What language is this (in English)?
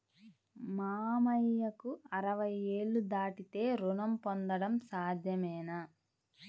Telugu